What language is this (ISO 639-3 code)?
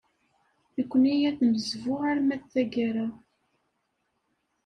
kab